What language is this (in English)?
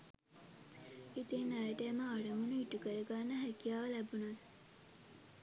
Sinhala